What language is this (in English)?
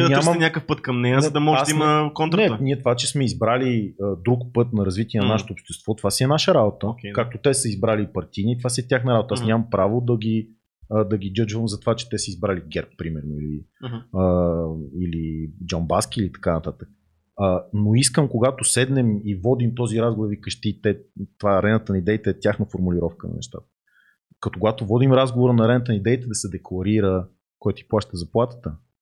Bulgarian